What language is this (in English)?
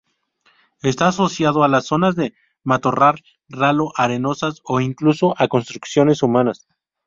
Spanish